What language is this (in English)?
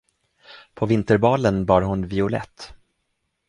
Swedish